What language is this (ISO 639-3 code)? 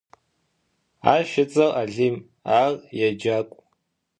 ady